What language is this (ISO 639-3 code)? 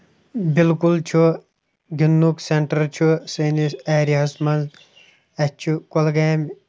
kas